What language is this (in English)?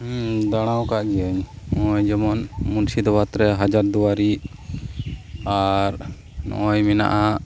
Santali